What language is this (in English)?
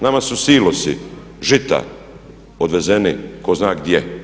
Croatian